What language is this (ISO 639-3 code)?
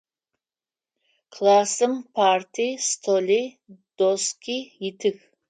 ady